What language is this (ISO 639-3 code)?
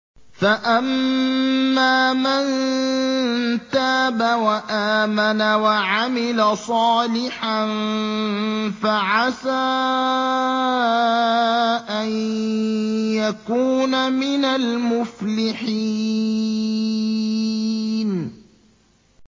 ara